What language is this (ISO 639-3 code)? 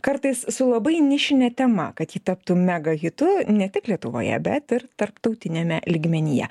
lit